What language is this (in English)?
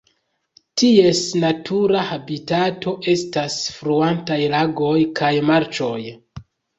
Esperanto